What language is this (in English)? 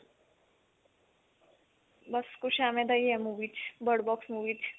Punjabi